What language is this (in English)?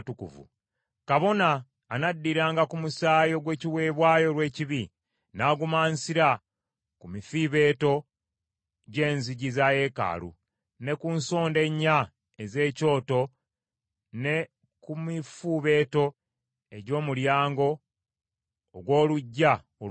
Ganda